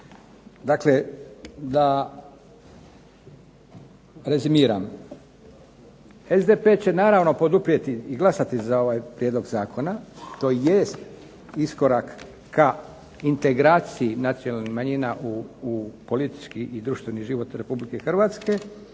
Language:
Croatian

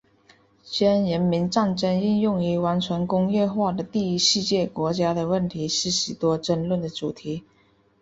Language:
Chinese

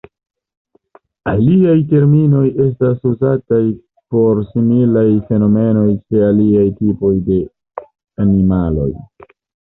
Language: Esperanto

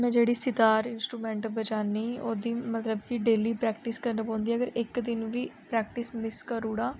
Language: Dogri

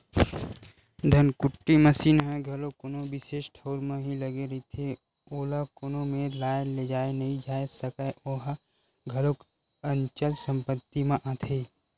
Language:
Chhattisgarhi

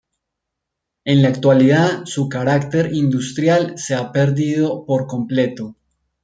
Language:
Spanish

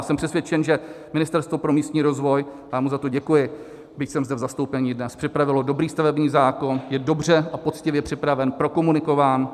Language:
Czech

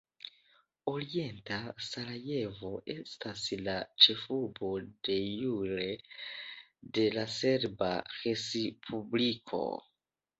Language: Esperanto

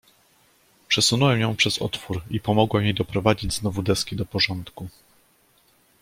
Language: Polish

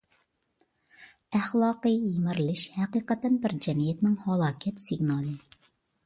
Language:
Uyghur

